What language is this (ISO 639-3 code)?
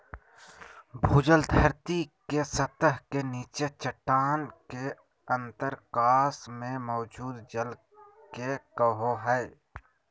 mag